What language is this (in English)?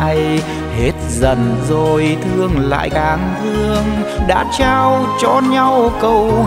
Vietnamese